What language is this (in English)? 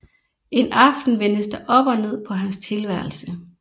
Danish